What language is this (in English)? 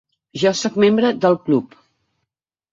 Catalan